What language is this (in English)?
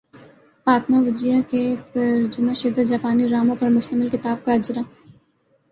Urdu